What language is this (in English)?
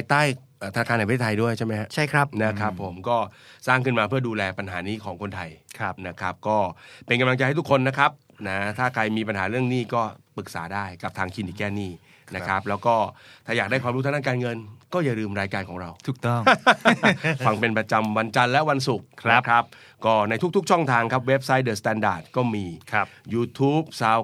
Thai